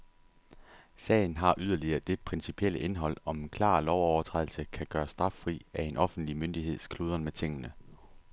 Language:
Danish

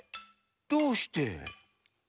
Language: Japanese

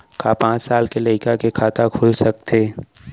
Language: Chhattisgarhi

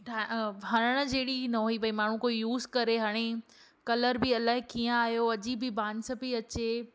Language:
Sindhi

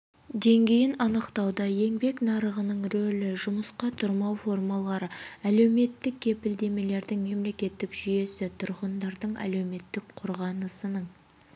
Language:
Kazakh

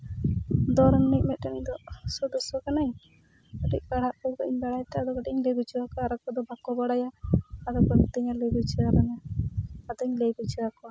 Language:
Santali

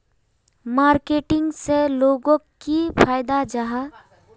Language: Magahi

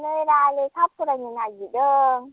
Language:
Bodo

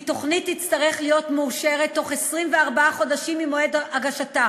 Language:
Hebrew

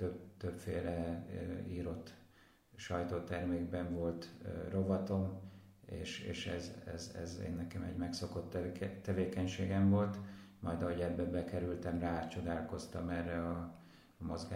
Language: Hungarian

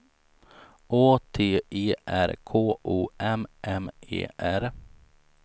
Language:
Swedish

